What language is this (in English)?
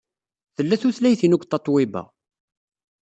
Kabyle